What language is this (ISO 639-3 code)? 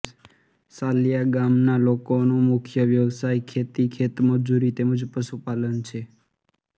guj